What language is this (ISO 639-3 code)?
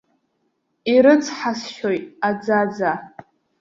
abk